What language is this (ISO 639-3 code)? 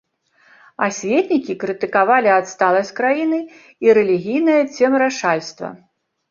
bel